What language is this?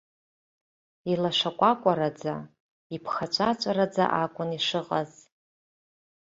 Abkhazian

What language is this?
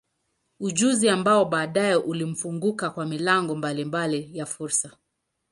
Swahili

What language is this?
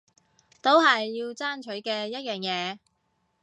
Cantonese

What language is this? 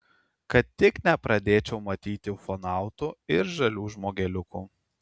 Lithuanian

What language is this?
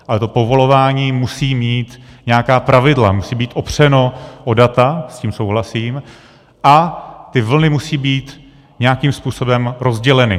Czech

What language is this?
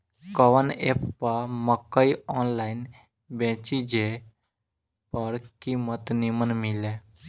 Bhojpuri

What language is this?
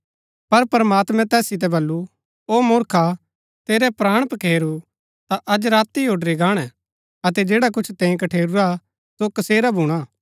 Gaddi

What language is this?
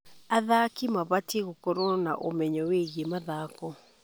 Kikuyu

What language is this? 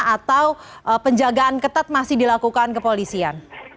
Indonesian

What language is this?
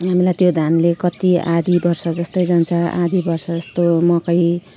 Nepali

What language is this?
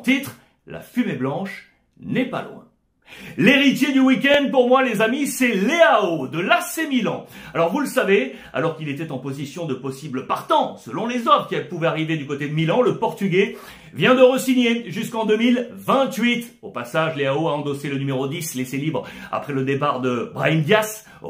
French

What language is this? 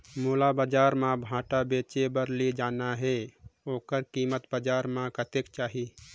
Chhattisgarhi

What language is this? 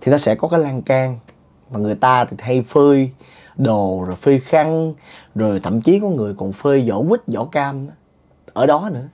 Vietnamese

